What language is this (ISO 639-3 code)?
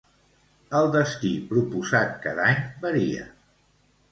cat